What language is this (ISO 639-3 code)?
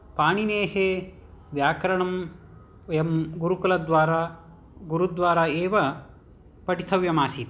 san